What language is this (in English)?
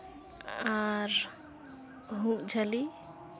Santali